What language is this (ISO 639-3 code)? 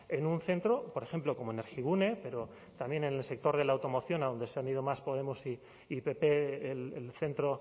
spa